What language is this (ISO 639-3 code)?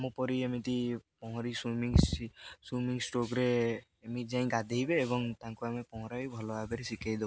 ori